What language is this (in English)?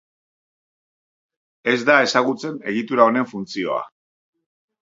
Basque